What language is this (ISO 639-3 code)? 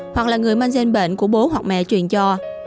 vie